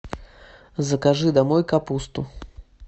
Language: Russian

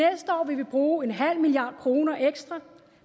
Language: Danish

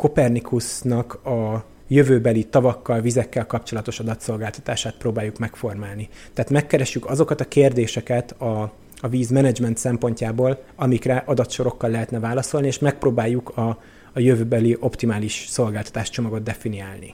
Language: Hungarian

